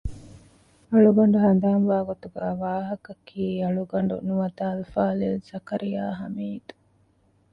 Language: Divehi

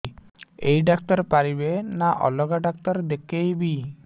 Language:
Odia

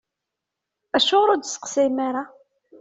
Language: Kabyle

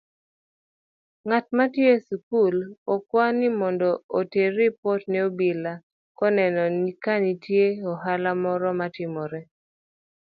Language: Luo (Kenya and Tanzania)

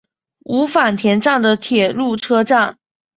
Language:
Chinese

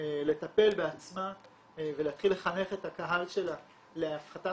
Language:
Hebrew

